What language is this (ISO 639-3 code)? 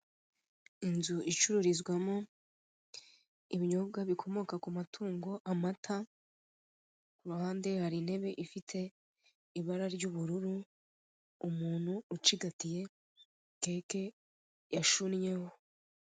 kin